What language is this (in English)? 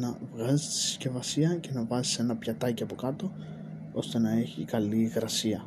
Greek